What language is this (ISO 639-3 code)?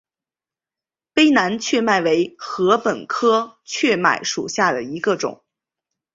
zho